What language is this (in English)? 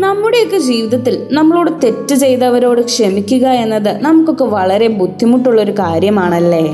Malayalam